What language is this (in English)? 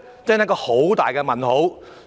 Cantonese